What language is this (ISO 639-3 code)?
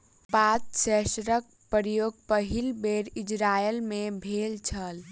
mai